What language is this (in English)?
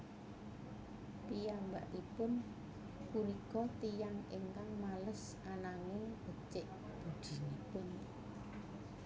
Javanese